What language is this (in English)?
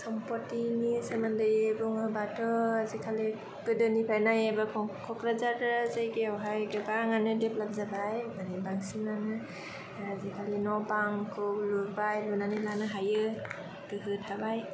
Bodo